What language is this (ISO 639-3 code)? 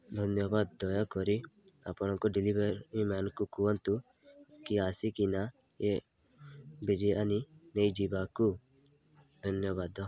ori